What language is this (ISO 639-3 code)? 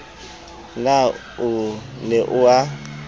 sot